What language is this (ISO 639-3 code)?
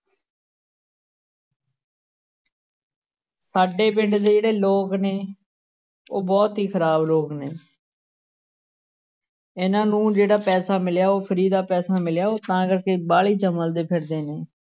pan